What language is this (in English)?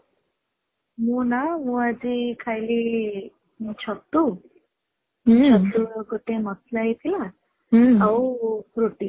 Odia